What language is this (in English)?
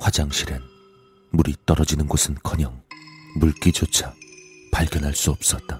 Korean